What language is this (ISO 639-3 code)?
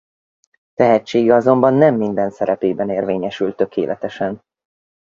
hun